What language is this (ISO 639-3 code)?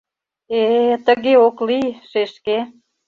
chm